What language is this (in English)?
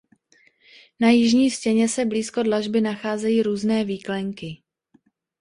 Czech